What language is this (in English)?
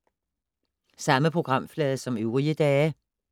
Danish